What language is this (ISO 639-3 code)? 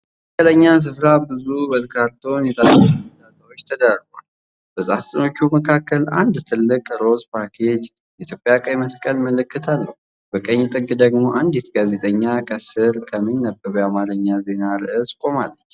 amh